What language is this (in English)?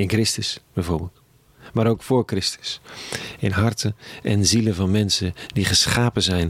Dutch